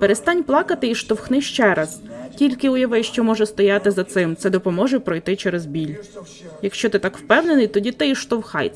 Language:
Ukrainian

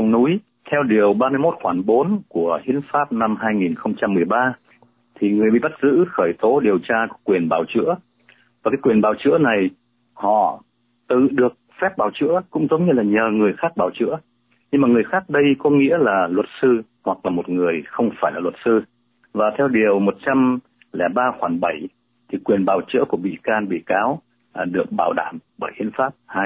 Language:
Vietnamese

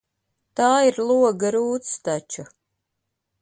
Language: Latvian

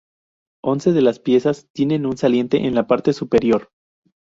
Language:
Spanish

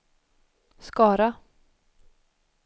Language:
Swedish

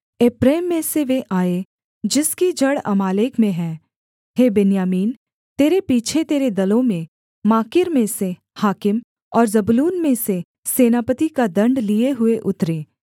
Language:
Hindi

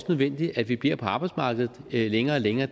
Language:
Danish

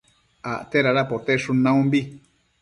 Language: Matsés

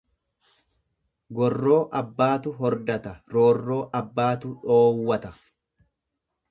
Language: Oromo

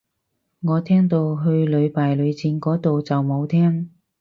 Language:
Cantonese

